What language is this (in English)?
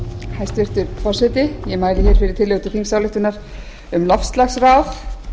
Icelandic